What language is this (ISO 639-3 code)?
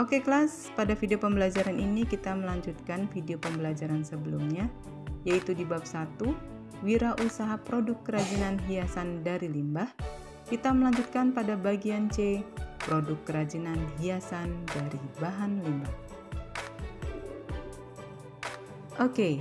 ind